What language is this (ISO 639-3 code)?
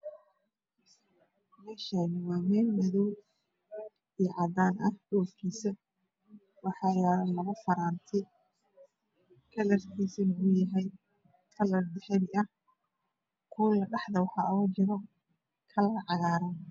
som